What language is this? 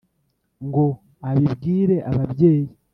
Kinyarwanda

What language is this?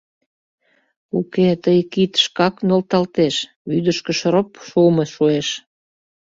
Mari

